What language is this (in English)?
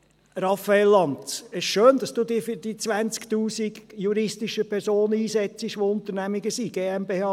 Swiss German